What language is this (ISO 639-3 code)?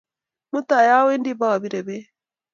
kln